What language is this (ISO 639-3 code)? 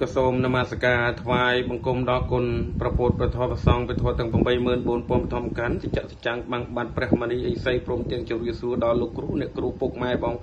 tha